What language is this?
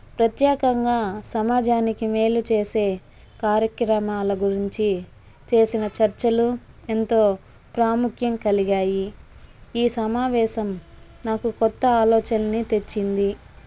Telugu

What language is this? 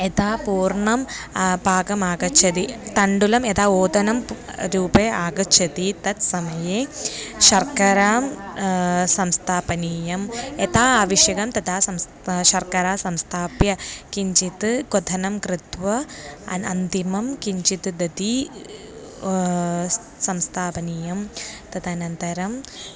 Sanskrit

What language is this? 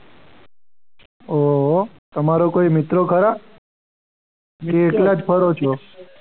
Gujarati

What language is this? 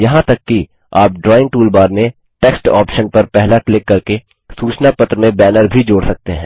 Hindi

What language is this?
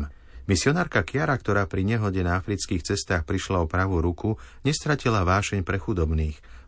Slovak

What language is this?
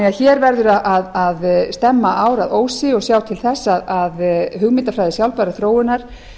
Icelandic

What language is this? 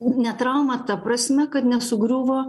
Lithuanian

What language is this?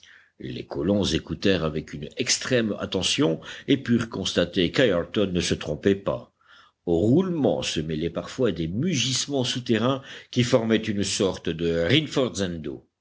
French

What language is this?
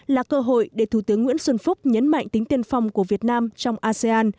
Vietnamese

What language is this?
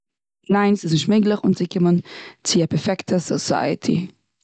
Yiddish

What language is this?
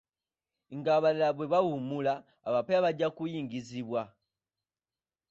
Ganda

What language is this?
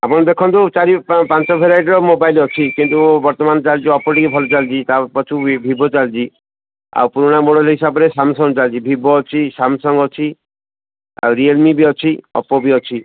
Odia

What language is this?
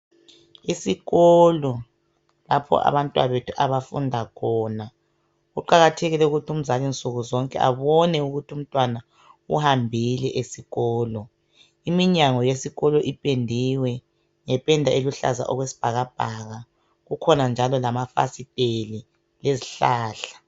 North Ndebele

